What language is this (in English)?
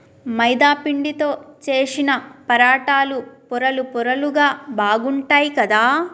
Telugu